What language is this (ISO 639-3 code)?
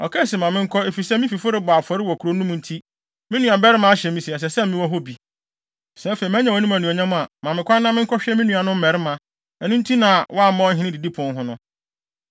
aka